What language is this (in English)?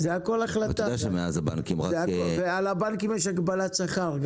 Hebrew